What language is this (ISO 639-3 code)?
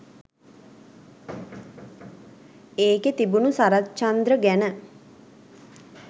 sin